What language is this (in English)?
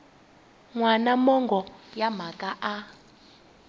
Tsonga